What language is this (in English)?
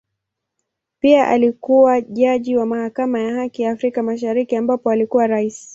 Swahili